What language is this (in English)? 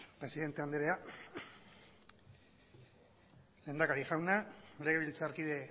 Basque